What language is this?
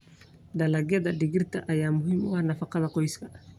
Somali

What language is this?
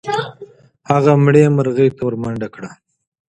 Pashto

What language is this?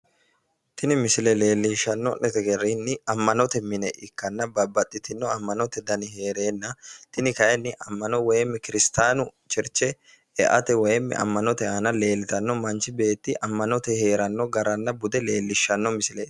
Sidamo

